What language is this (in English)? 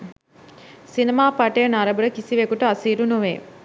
Sinhala